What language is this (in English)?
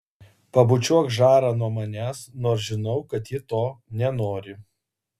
Lithuanian